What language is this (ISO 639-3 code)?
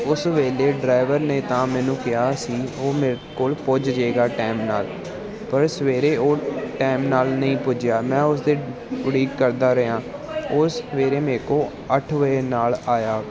pan